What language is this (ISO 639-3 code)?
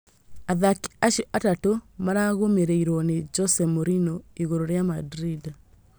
kik